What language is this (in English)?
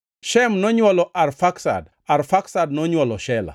Luo (Kenya and Tanzania)